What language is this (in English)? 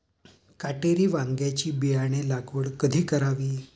Marathi